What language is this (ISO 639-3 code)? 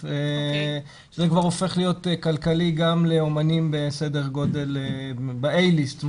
heb